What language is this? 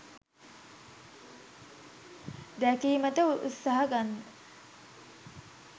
Sinhala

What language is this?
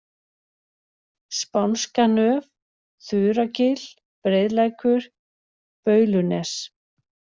Icelandic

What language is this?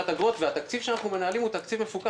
Hebrew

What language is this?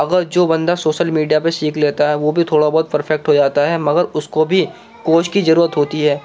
Urdu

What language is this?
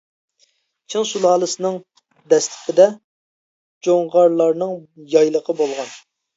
Uyghur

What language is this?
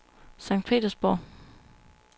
Danish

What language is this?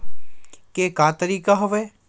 Chhattisgarhi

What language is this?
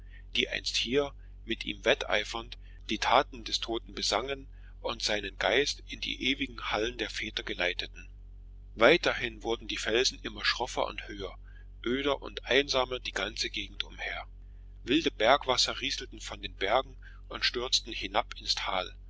German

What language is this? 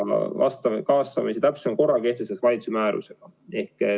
Estonian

